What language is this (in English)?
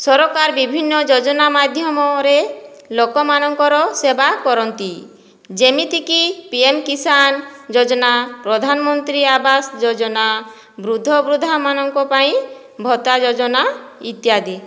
Odia